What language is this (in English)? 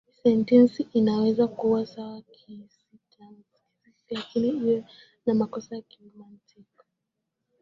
Swahili